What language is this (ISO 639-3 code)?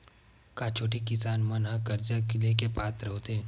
hne